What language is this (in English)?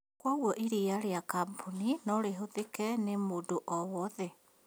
Kikuyu